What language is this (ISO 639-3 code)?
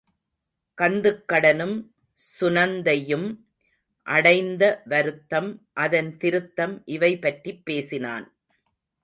tam